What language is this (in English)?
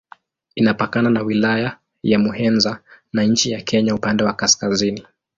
Swahili